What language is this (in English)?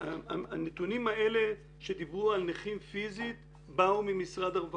Hebrew